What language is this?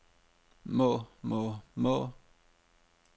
Danish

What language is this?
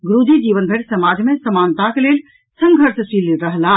Maithili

